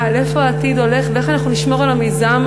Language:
Hebrew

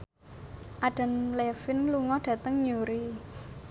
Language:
Javanese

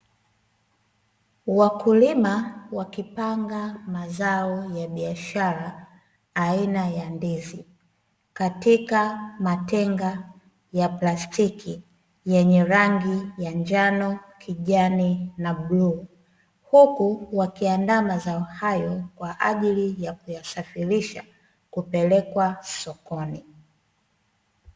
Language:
Swahili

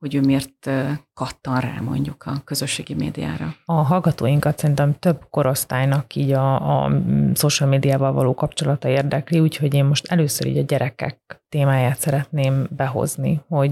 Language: Hungarian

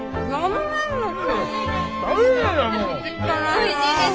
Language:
Japanese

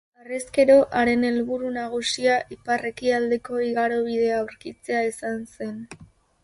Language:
Basque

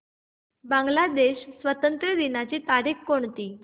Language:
Marathi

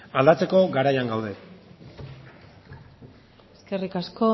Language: Basque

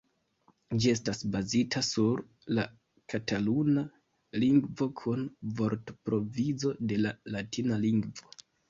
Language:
Esperanto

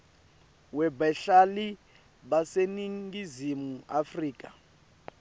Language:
Swati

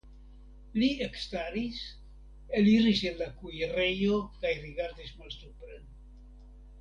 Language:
Esperanto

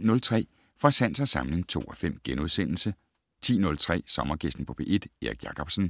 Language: Danish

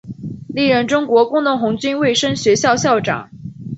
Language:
Chinese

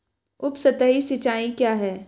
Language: Hindi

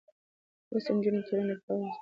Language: Pashto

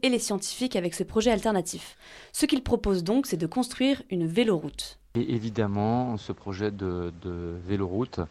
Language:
French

